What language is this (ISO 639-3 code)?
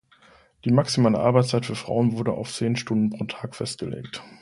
deu